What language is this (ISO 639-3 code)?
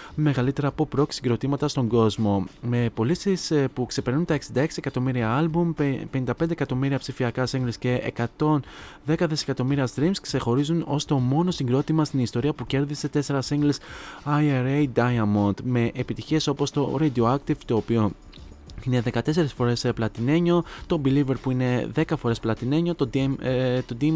ell